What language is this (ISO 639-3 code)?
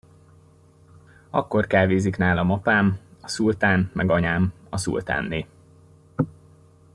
hun